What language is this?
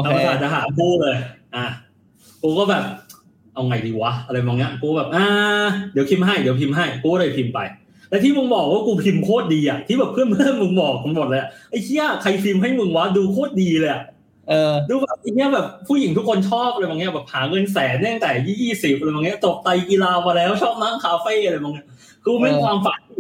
Thai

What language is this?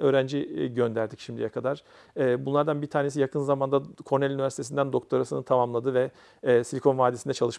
Turkish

